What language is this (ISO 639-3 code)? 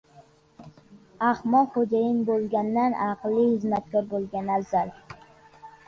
uzb